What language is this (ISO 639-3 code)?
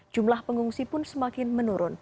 ind